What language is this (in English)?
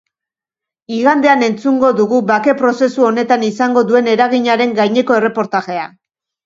Basque